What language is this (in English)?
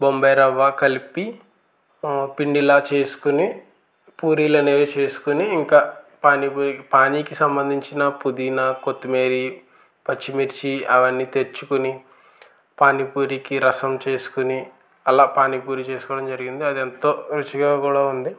Telugu